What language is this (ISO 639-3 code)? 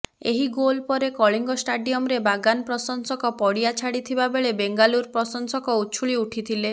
ori